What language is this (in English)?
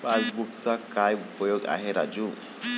Marathi